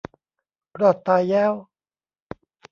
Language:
Thai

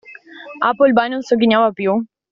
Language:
Italian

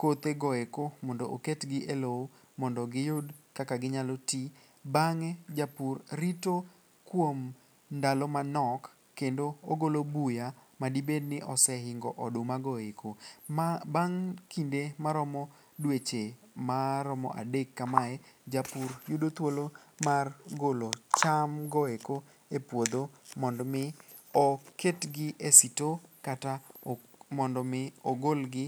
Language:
Luo (Kenya and Tanzania)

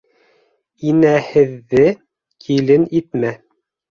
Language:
Bashkir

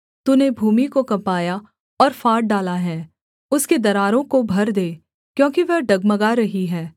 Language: Hindi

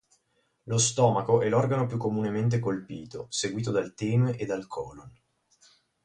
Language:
Italian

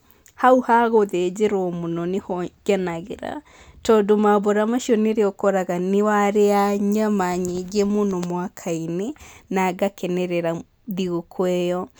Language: Kikuyu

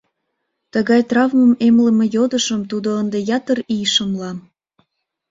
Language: Mari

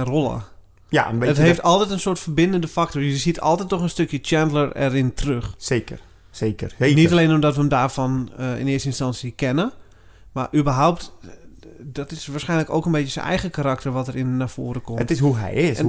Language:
Dutch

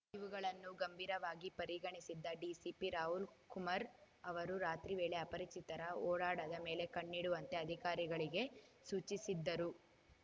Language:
Kannada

